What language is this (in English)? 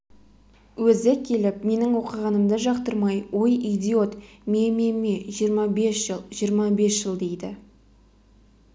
Kazakh